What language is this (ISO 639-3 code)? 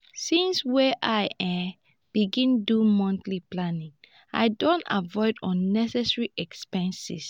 pcm